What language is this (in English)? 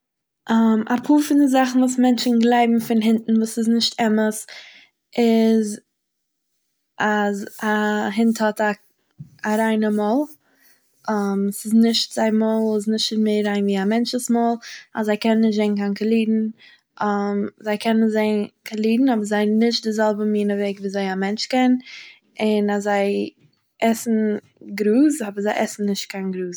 Yiddish